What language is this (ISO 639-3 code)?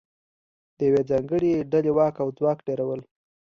pus